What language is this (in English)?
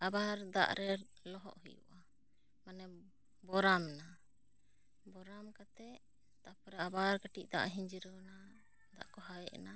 Santali